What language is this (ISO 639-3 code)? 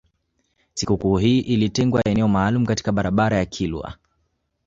swa